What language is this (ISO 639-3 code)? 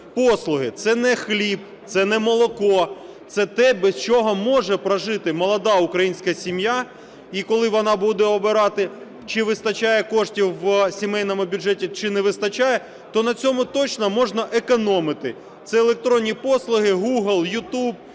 ukr